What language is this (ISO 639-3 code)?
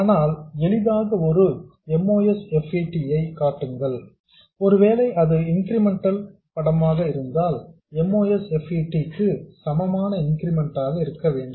tam